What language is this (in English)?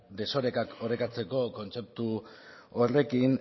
Basque